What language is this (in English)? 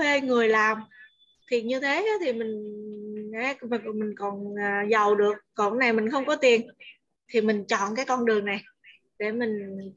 Vietnamese